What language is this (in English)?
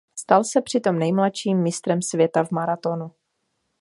Czech